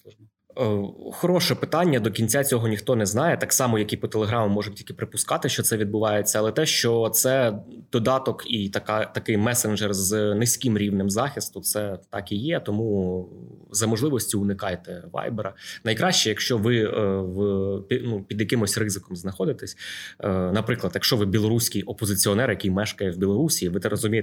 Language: Ukrainian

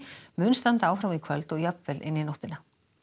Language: Icelandic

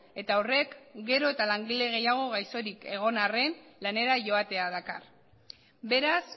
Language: Basque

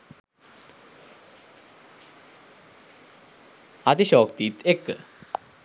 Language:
Sinhala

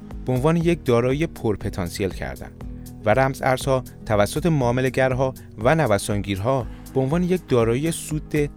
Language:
Persian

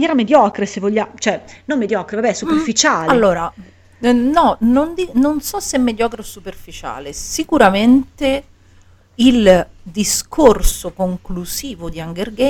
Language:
Italian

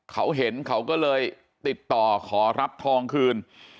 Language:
Thai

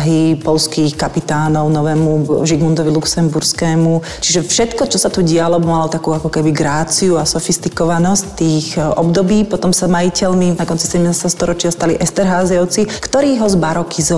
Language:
Slovak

